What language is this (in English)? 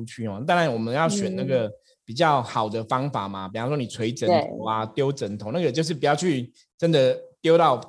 Chinese